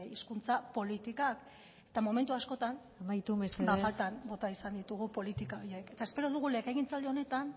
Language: Basque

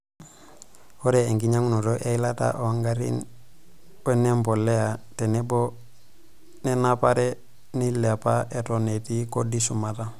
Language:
Masai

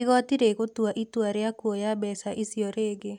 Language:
Kikuyu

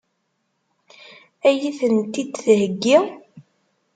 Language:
Kabyle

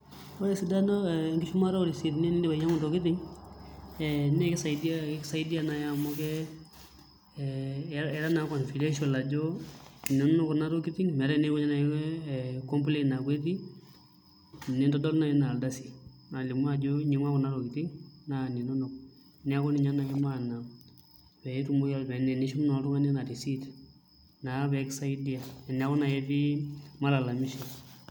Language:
Masai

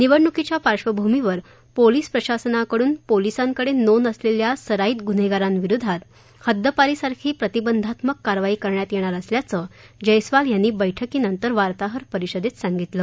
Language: Marathi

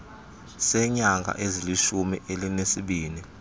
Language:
Xhosa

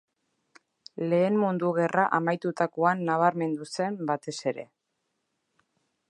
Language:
Basque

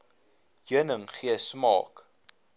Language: Afrikaans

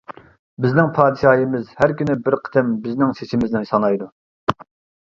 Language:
Uyghur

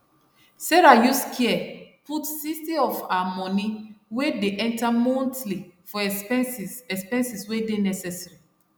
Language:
Nigerian Pidgin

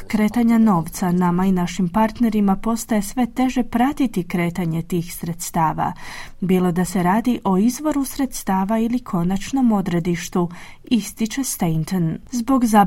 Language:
Croatian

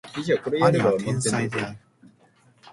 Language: Japanese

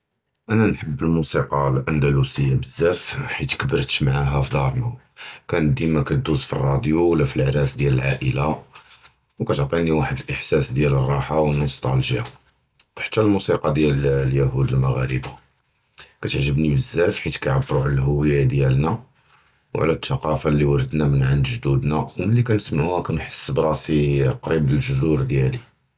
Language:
Judeo-Arabic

